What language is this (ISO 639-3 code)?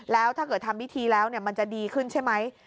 tha